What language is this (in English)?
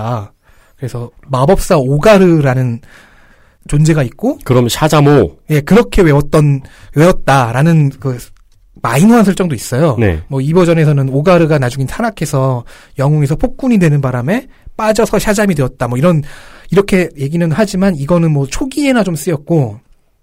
Korean